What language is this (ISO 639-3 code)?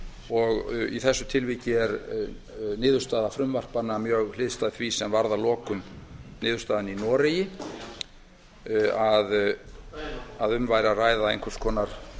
isl